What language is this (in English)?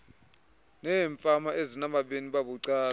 Xhosa